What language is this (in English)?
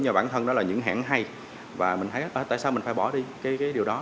Vietnamese